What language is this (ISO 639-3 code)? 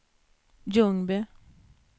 swe